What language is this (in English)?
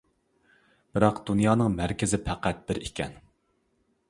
Uyghur